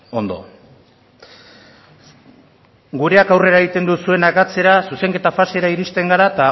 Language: Basque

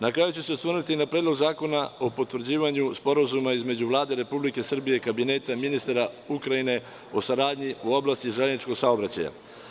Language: Serbian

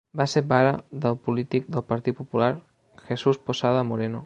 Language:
Catalan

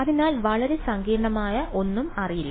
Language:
Malayalam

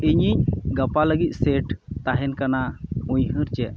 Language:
Santali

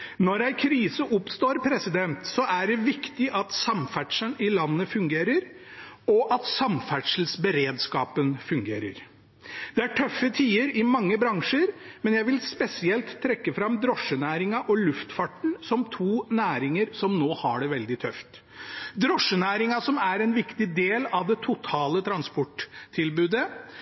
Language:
Norwegian Bokmål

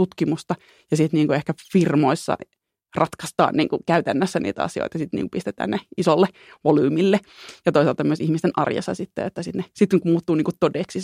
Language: Finnish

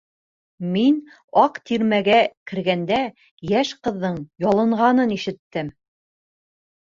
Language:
Bashkir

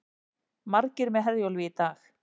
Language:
Icelandic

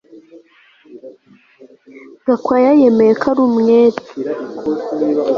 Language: Kinyarwanda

